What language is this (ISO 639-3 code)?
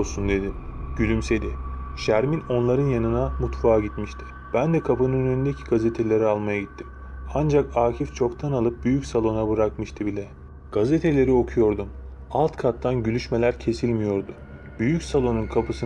tur